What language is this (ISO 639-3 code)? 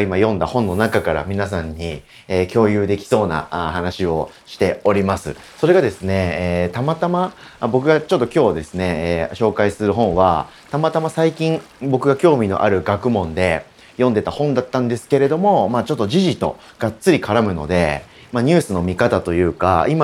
jpn